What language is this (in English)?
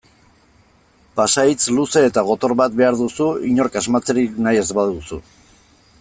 Basque